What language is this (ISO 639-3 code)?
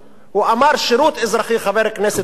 heb